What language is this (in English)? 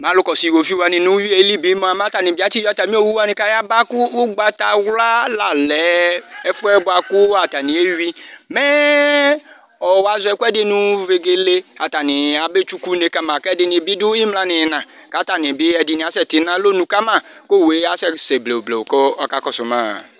Ikposo